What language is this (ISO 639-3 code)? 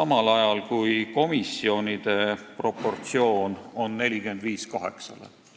est